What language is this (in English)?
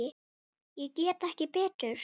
Icelandic